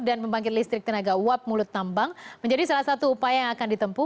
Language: Indonesian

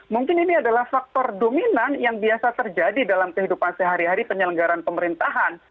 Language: Indonesian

